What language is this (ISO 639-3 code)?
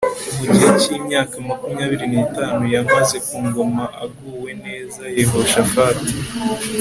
kin